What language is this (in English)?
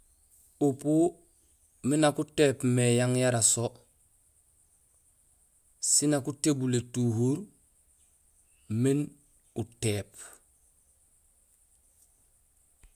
Gusilay